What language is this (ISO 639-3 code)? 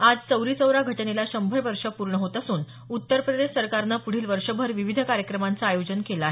mar